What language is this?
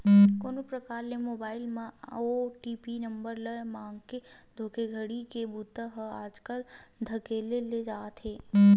Chhattisgarhi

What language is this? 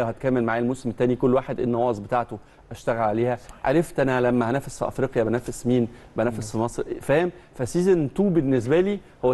Arabic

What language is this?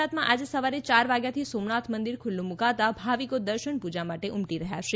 Gujarati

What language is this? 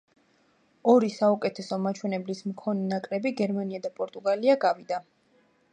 Georgian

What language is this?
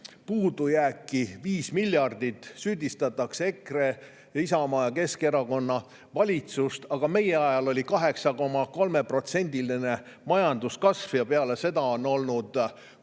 Estonian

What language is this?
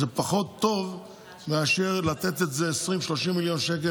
Hebrew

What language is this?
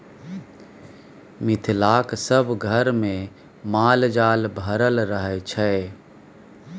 Maithili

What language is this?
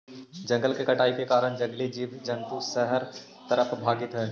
Magahi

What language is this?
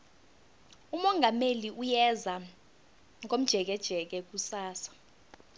South Ndebele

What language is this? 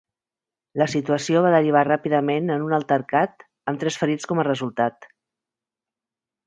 Catalan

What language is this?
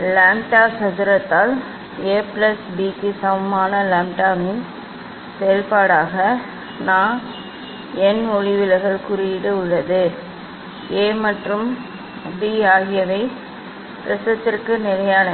Tamil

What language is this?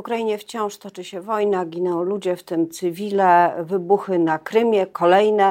Polish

